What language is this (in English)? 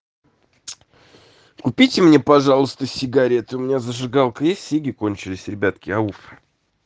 Russian